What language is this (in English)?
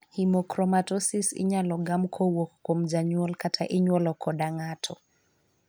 Luo (Kenya and Tanzania)